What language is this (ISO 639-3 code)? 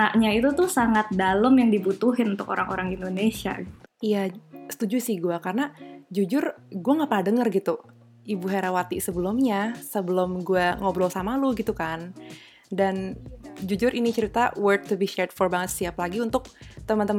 ind